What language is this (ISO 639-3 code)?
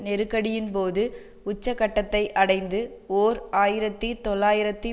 tam